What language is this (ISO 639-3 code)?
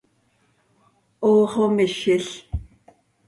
sei